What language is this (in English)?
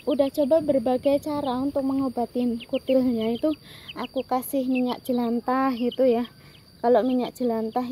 Indonesian